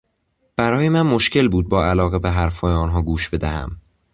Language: Persian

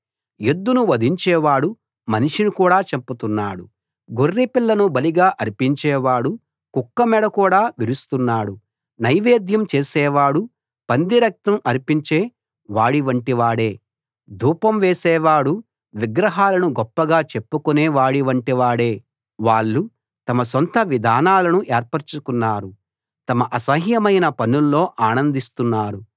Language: Telugu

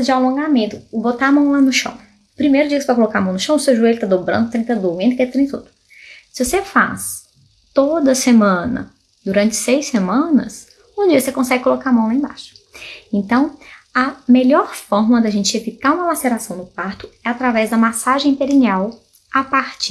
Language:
Portuguese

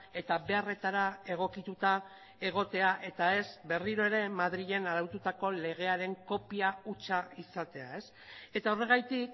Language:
Basque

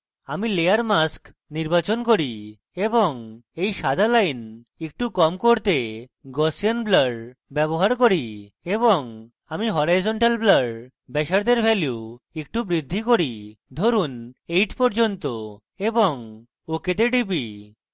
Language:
Bangla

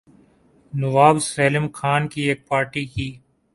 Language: Urdu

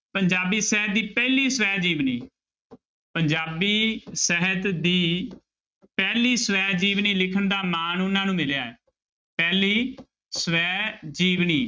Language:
Punjabi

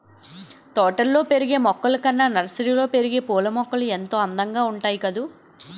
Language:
Telugu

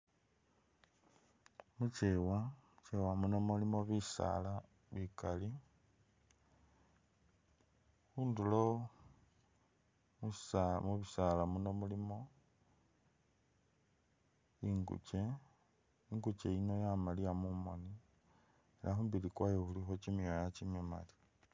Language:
Masaaba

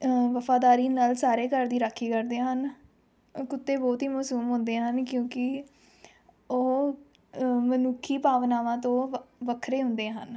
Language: Punjabi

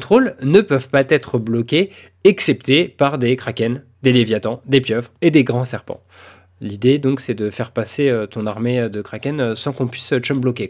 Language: French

